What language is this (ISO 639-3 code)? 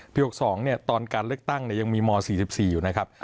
tha